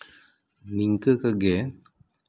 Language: Santali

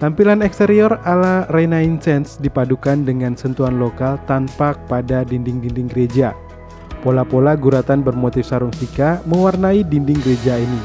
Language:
Indonesian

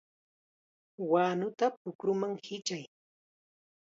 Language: Chiquián Ancash Quechua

